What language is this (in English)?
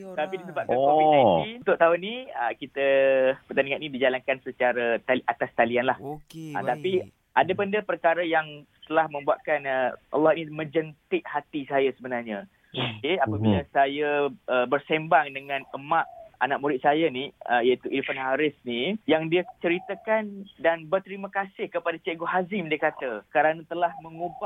Malay